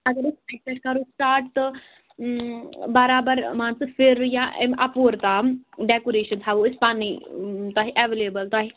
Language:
Kashmiri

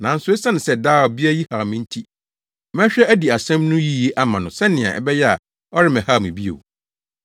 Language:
Akan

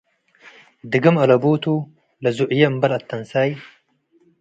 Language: Tigre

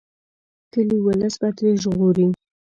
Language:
Pashto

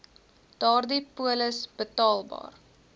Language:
Afrikaans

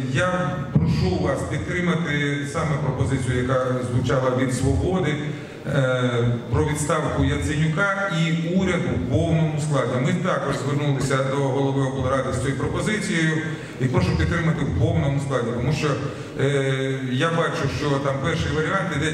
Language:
Ukrainian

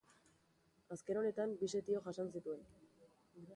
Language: Basque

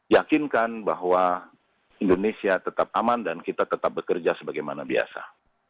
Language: Indonesian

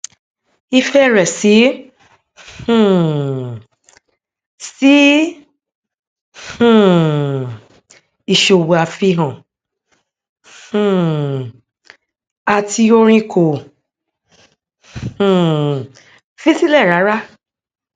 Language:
Yoruba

